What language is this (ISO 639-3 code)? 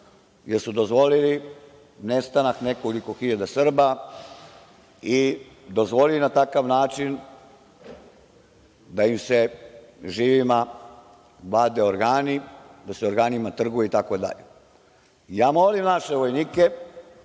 srp